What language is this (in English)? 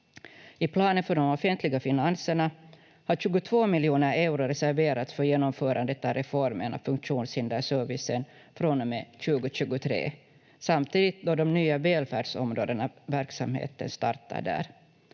Finnish